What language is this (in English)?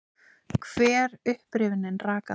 Icelandic